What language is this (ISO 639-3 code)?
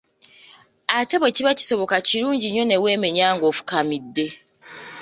lug